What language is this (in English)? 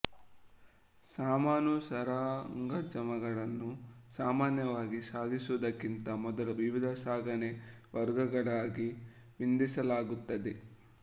Kannada